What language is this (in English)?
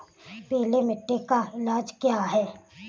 Hindi